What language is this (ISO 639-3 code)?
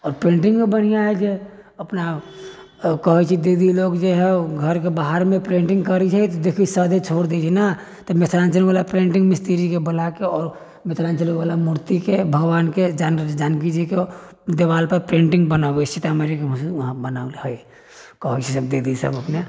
mai